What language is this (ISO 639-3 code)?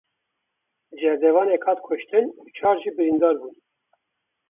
kur